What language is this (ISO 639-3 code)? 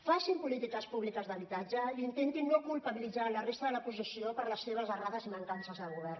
cat